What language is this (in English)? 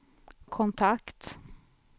Swedish